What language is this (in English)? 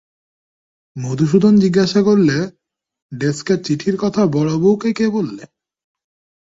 Bangla